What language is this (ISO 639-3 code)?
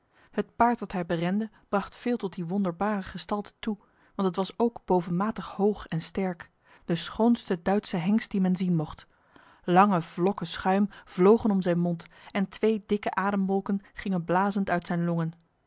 nld